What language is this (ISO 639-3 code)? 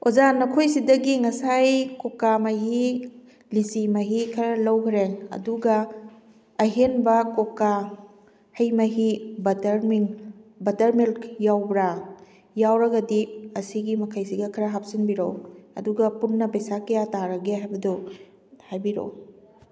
mni